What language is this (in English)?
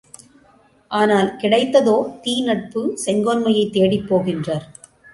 Tamil